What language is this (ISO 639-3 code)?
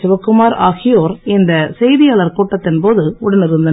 tam